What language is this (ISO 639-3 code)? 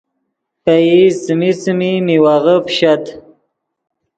ydg